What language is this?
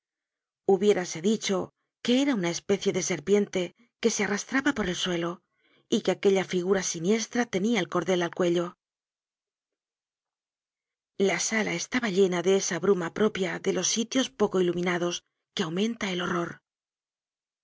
Spanish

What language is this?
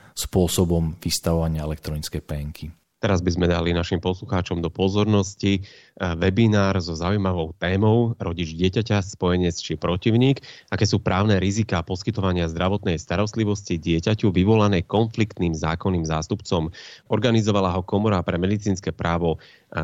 Slovak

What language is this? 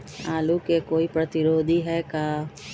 Magahi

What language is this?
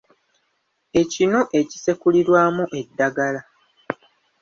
Ganda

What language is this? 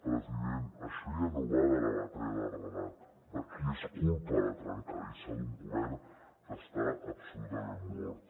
Catalan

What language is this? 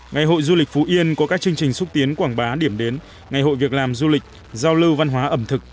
Vietnamese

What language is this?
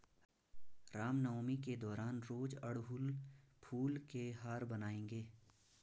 Hindi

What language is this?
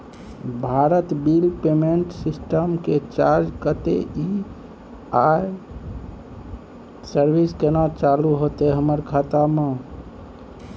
Maithili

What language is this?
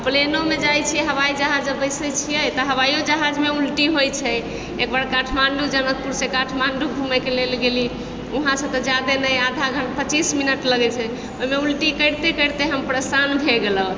Maithili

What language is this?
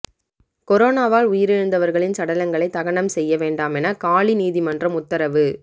Tamil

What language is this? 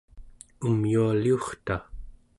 Central Yupik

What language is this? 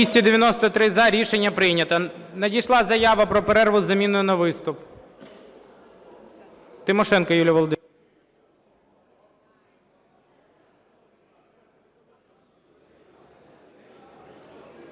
Ukrainian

